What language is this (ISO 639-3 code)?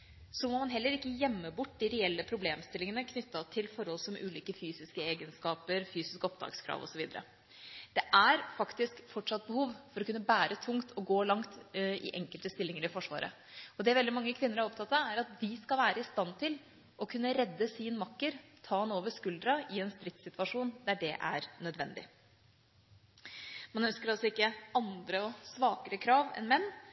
nob